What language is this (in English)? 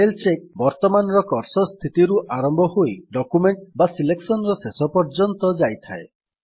Odia